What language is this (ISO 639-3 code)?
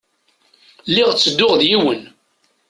kab